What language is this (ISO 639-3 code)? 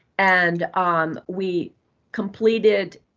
eng